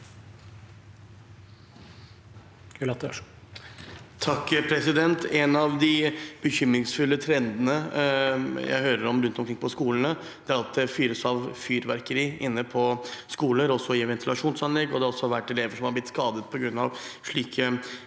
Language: Norwegian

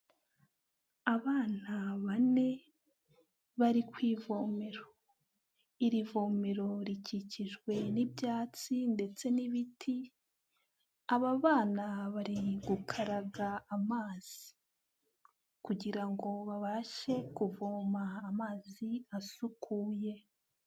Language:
Kinyarwanda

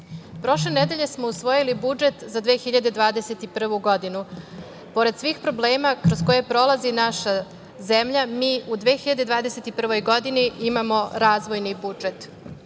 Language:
Serbian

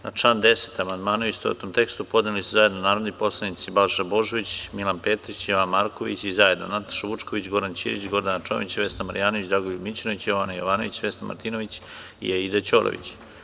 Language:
Serbian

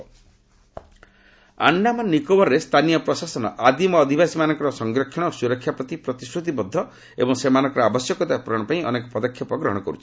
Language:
Odia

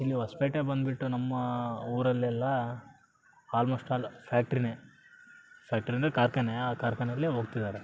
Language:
Kannada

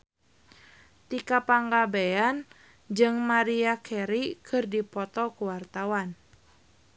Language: Sundanese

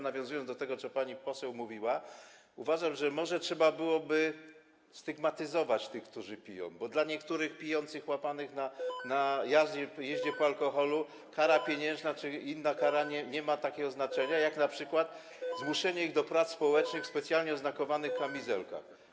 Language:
Polish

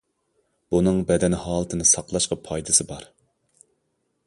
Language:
Uyghur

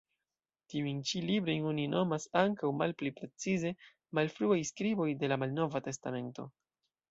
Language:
Esperanto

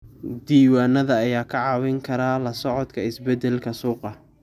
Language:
Somali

